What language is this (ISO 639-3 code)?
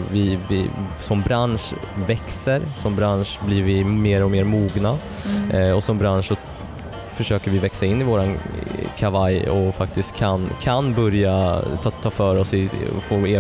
swe